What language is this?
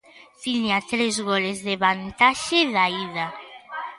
Galician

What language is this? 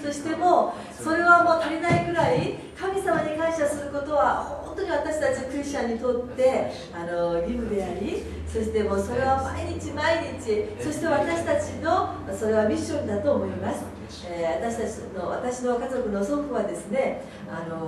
Japanese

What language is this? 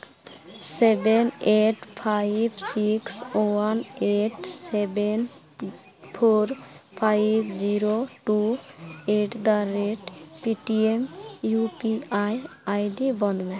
Santali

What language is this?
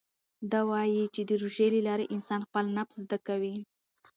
Pashto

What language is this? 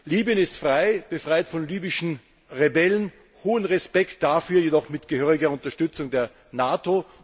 German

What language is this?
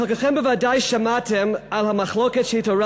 Hebrew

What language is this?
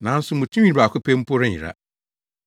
Akan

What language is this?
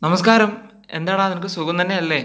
Malayalam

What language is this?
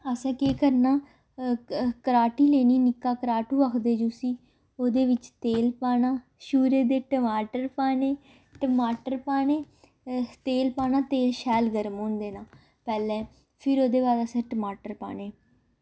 Dogri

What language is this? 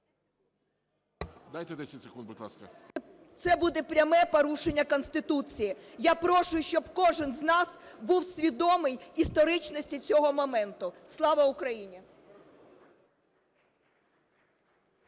Ukrainian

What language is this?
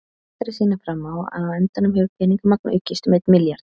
Icelandic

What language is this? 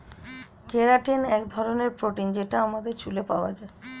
Bangla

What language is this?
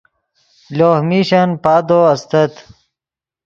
Yidgha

